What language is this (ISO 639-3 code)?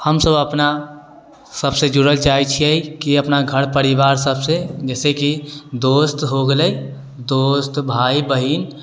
mai